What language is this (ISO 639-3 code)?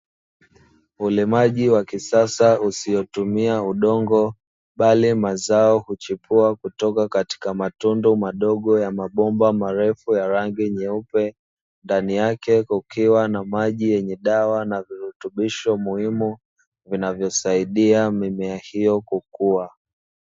swa